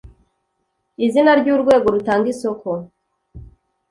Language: Kinyarwanda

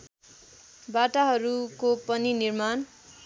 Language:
Nepali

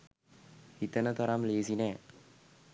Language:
Sinhala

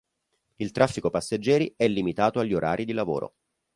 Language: Italian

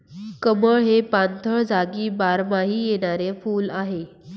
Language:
Marathi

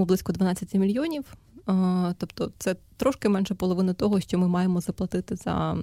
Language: Ukrainian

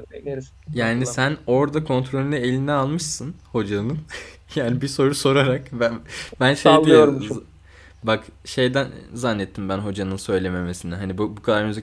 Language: Turkish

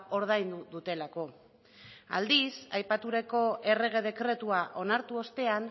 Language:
Basque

